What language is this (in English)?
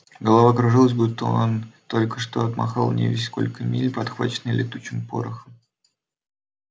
Russian